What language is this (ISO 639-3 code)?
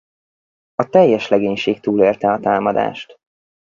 hun